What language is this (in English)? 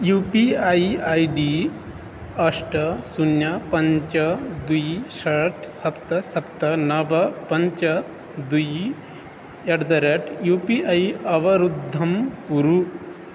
Sanskrit